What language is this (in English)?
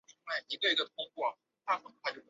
Chinese